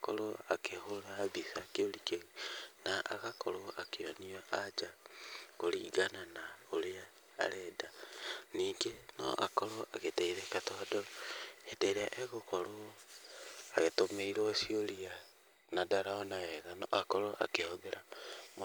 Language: Kikuyu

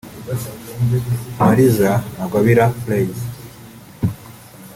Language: Kinyarwanda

